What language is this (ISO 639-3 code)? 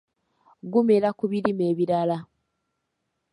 lug